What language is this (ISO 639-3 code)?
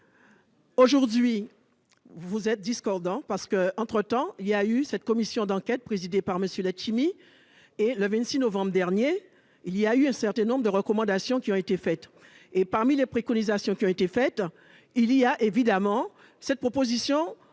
fra